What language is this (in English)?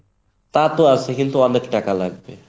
Bangla